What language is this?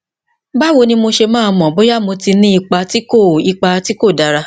Yoruba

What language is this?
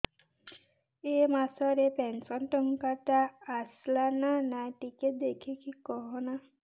Odia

